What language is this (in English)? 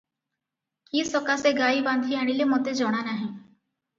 Odia